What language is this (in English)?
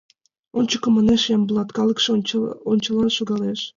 Mari